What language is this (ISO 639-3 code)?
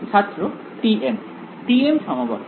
ben